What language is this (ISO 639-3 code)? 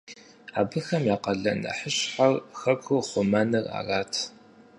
kbd